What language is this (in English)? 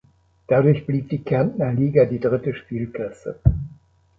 German